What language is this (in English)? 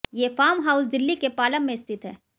Hindi